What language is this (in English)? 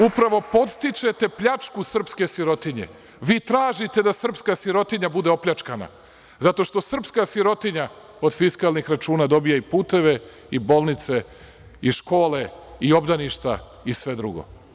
Serbian